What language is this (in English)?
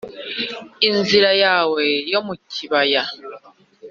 Kinyarwanda